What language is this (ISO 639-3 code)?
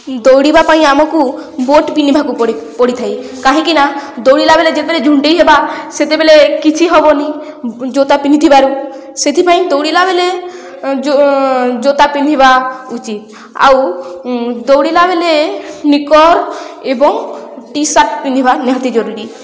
ori